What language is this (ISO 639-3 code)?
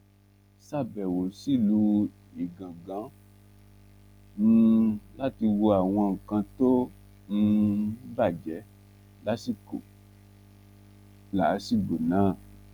yor